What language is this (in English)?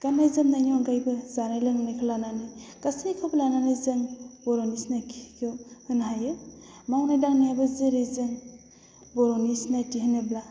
Bodo